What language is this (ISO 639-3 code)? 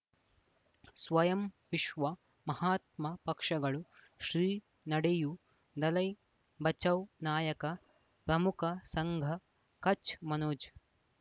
kan